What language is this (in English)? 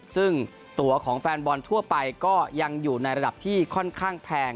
Thai